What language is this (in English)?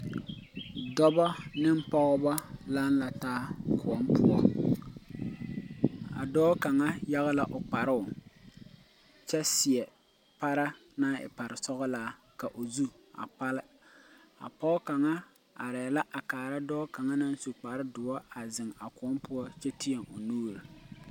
Southern Dagaare